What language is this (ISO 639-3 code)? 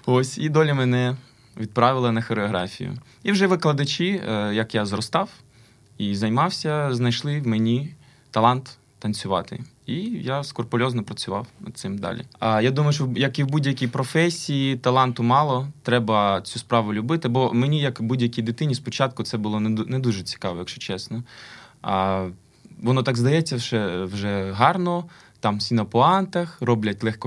ukr